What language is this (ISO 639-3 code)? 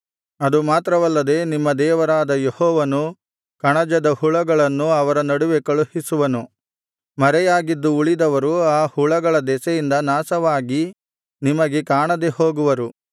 kan